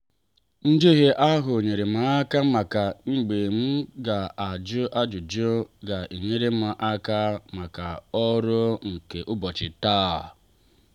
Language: Igbo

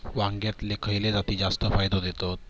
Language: Marathi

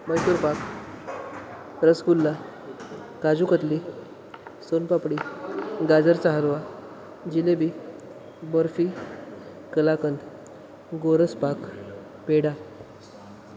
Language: Marathi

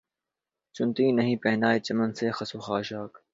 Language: Urdu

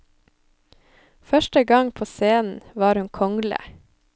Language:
Norwegian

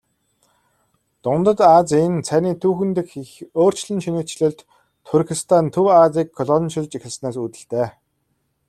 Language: Mongolian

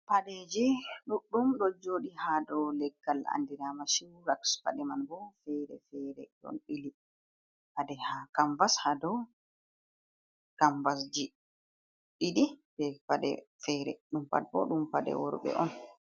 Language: Fula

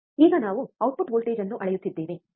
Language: Kannada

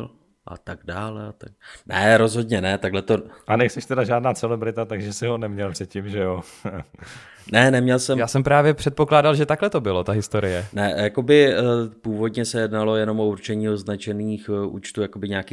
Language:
Czech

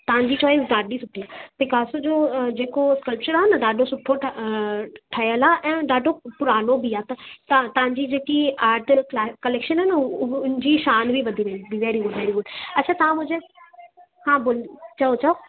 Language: Sindhi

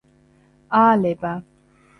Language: Georgian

